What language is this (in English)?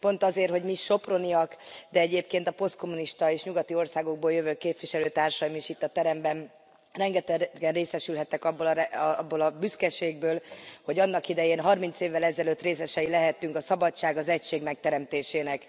Hungarian